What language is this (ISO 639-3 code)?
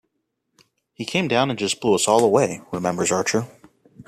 eng